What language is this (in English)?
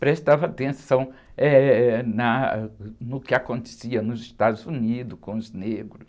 Portuguese